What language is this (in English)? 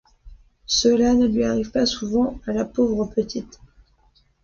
French